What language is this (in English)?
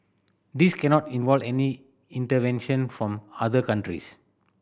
English